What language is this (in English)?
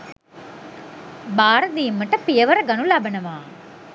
Sinhala